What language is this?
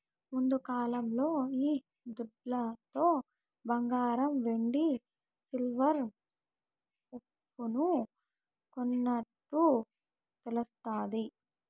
Telugu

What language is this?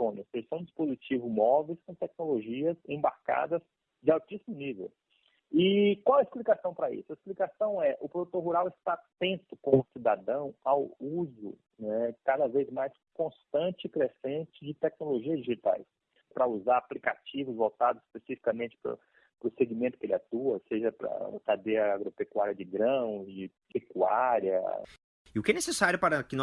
Portuguese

